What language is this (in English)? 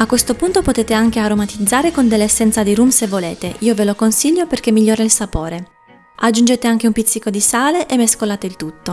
Italian